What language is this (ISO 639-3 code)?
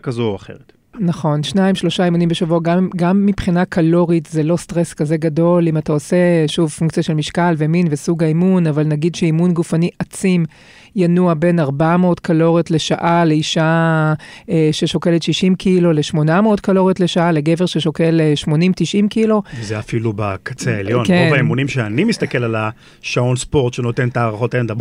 heb